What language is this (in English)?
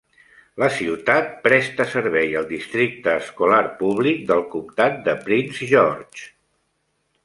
Catalan